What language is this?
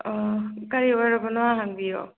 Manipuri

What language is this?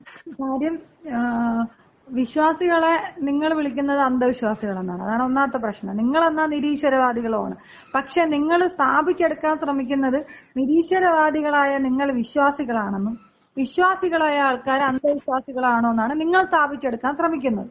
Malayalam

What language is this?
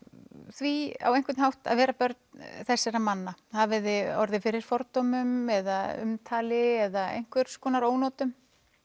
Icelandic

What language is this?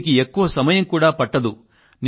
Telugu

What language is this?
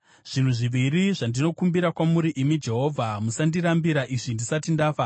Shona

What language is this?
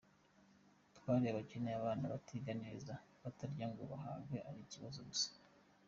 Kinyarwanda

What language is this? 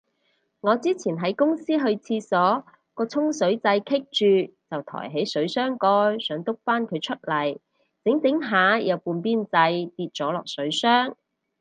Cantonese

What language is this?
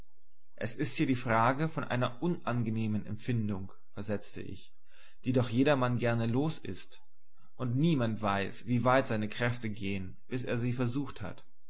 German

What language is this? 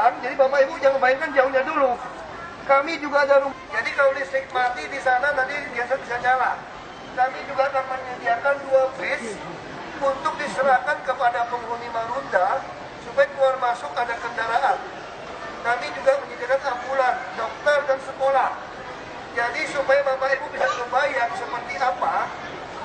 Indonesian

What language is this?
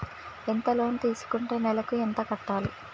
Telugu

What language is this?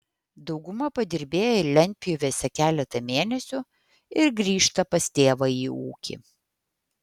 Lithuanian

